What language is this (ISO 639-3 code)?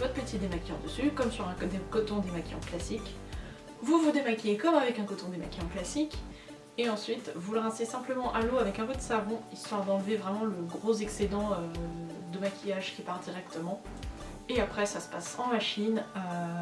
fra